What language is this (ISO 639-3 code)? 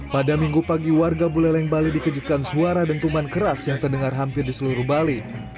ind